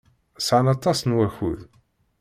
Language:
Kabyle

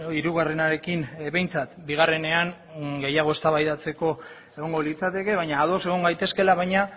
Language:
Basque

